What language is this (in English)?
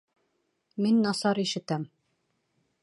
Bashkir